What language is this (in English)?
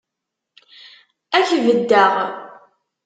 Kabyle